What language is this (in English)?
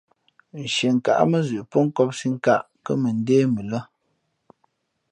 Fe'fe'